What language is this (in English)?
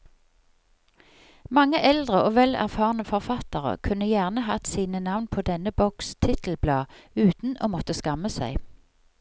Norwegian